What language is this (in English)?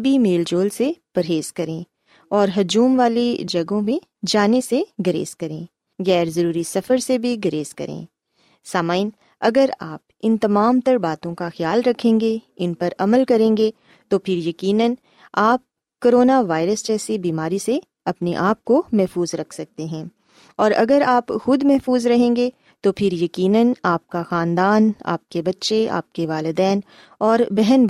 Urdu